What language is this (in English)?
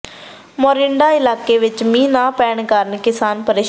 Punjabi